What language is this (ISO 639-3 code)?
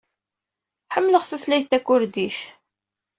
kab